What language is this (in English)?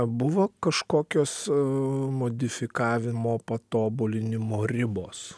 Lithuanian